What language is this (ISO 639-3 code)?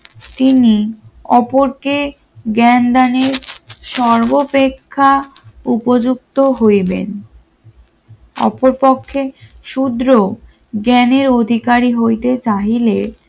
ben